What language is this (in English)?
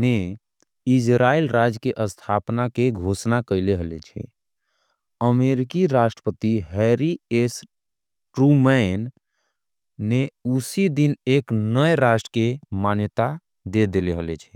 Angika